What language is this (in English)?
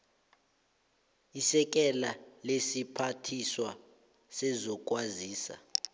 South Ndebele